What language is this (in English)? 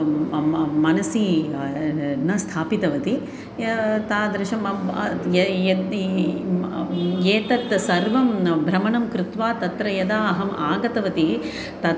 Sanskrit